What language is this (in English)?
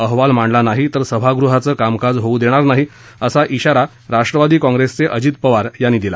Marathi